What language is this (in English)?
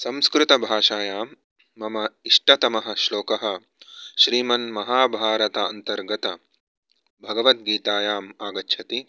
Sanskrit